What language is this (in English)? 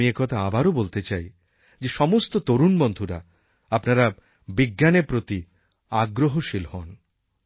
Bangla